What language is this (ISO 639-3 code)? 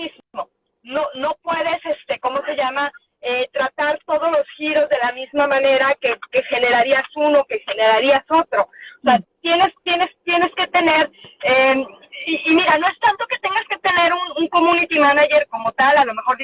spa